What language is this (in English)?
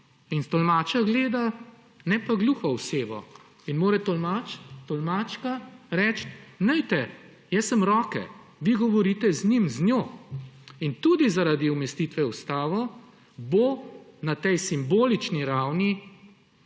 Slovenian